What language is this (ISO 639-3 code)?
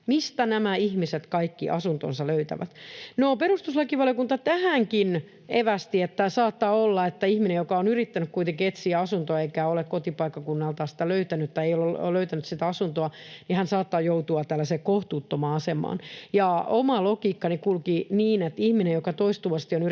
fin